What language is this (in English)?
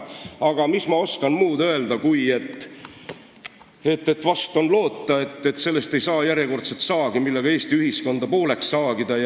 Estonian